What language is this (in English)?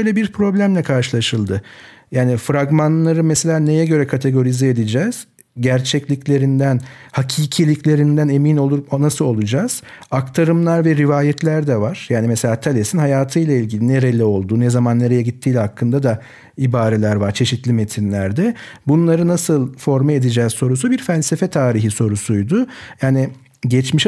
Turkish